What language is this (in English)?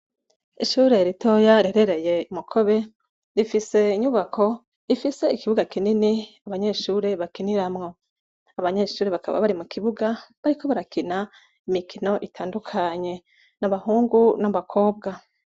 Rundi